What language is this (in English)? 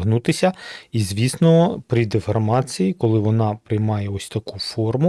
Ukrainian